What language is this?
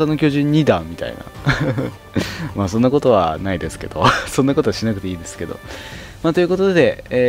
Japanese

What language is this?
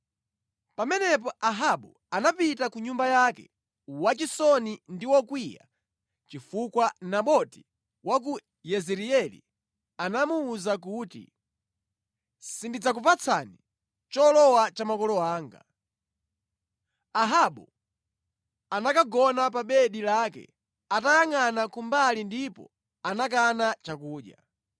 Nyanja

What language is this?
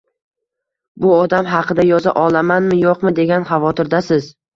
Uzbek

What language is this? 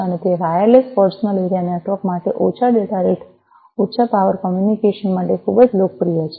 Gujarati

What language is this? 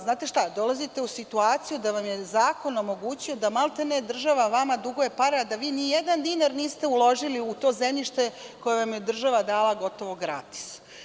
Serbian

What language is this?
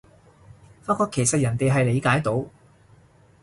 Cantonese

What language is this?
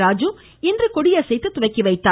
Tamil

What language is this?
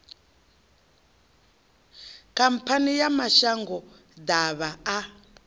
Venda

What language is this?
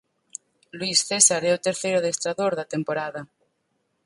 Galician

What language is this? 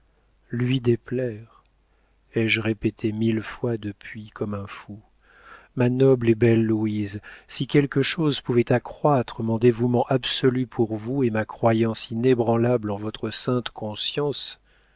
French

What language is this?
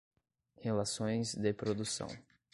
Portuguese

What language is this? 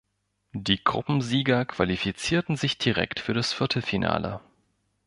German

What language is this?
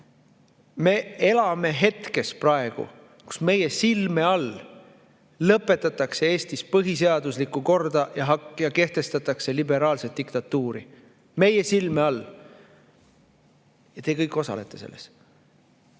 Estonian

